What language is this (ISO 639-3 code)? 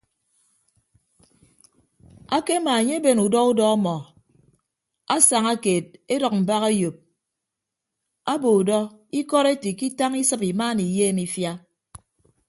ibb